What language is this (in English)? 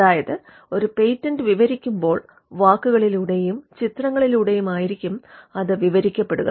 Malayalam